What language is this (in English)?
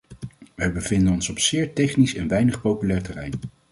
Dutch